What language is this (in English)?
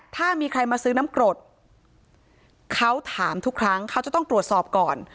Thai